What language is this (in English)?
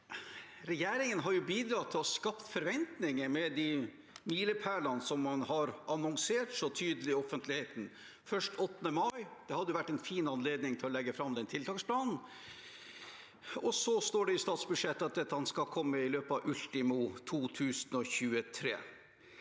Norwegian